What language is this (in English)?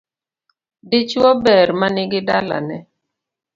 Luo (Kenya and Tanzania)